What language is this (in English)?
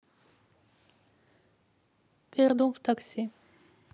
Russian